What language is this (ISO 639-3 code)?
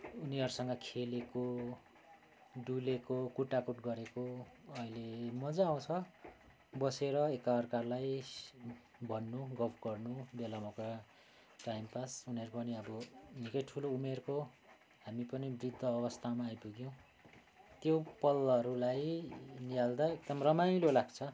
nep